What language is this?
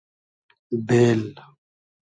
Hazaragi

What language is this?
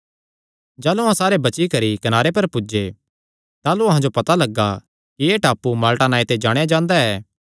Kangri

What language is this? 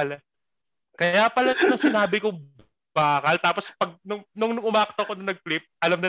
Filipino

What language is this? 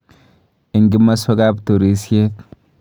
Kalenjin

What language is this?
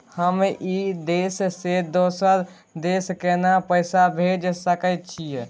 Maithili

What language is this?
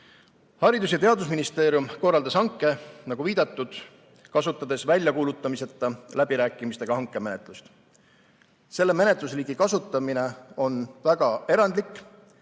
Estonian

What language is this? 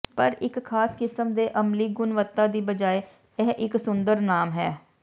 Punjabi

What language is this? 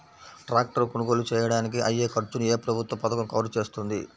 Telugu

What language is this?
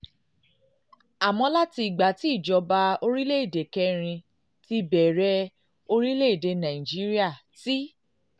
Yoruba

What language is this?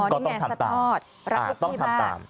Thai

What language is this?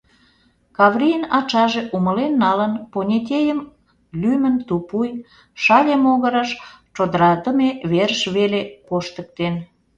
Mari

